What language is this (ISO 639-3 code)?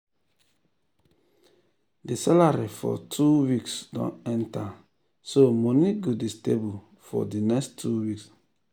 pcm